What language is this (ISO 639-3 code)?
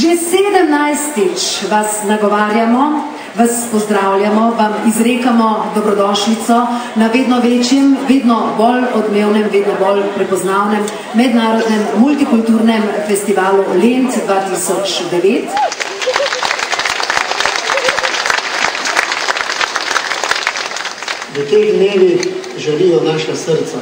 bul